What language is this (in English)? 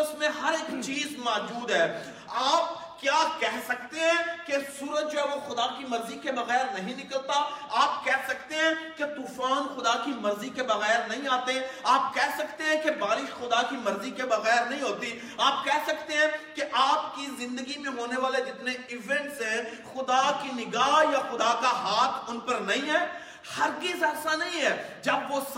Urdu